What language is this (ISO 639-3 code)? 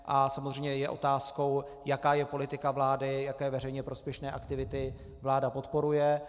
ces